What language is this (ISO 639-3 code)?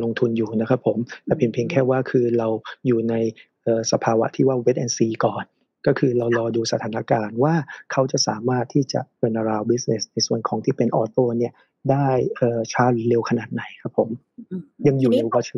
tha